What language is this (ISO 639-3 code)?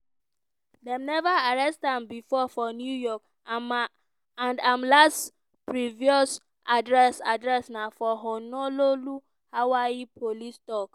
pcm